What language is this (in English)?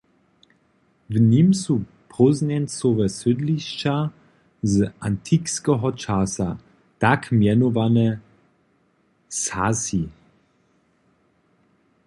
Upper Sorbian